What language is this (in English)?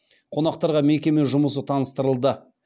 Kazakh